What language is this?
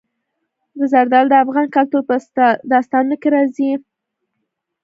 Pashto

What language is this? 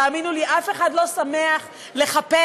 Hebrew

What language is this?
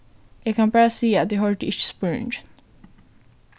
Faroese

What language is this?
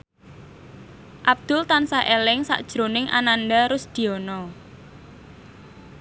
Javanese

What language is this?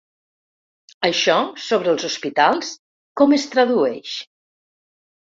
Catalan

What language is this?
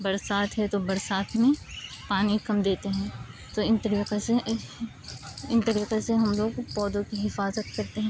Urdu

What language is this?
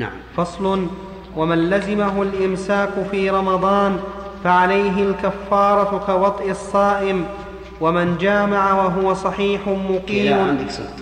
Arabic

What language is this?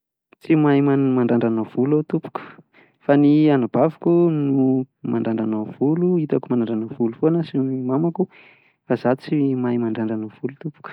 Malagasy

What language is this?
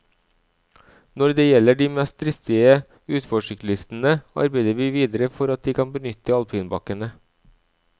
Norwegian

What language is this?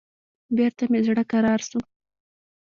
Pashto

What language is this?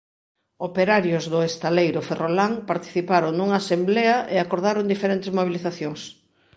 Galician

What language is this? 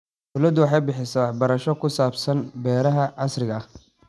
Somali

